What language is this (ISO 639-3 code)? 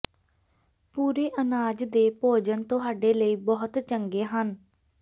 pan